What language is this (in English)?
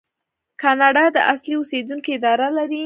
Pashto